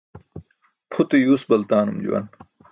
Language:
Burushaski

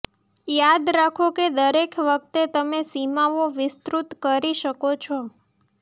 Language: Gujarati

